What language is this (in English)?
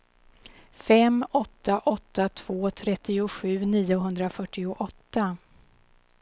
Swedish